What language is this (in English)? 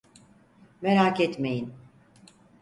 Turkish